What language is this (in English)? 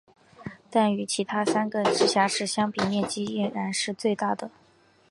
Chinese